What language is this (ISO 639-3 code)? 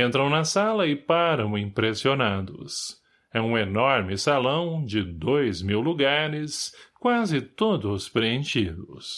por